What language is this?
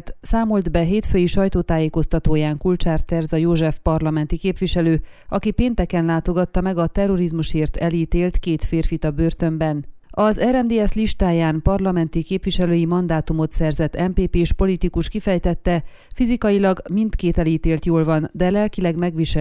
Hungarian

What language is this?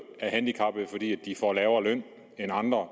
Danish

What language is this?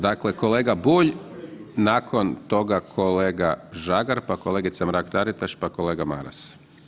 Croatian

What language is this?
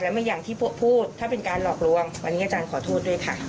Thai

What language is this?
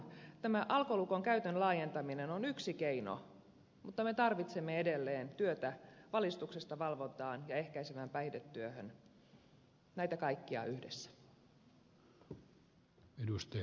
Finnish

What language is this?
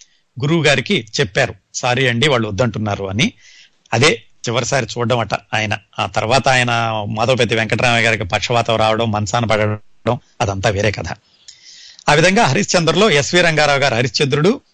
Telugu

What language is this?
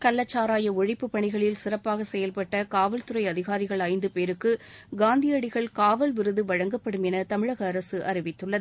Tamil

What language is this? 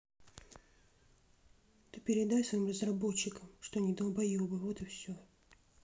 Russian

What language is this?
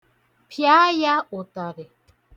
Igbo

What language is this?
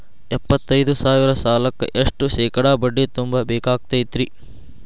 Kannada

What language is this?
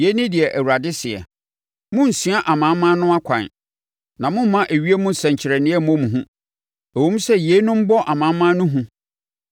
Akan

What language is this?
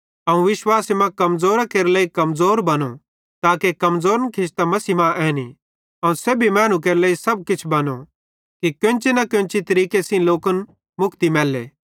Bhadrawahi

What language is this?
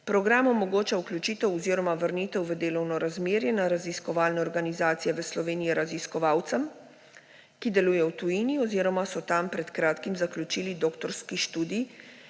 Slovenian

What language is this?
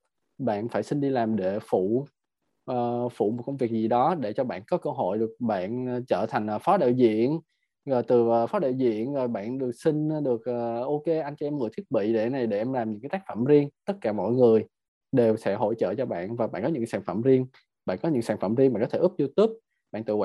Vietnamese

